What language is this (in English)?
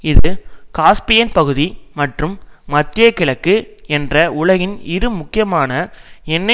Tamil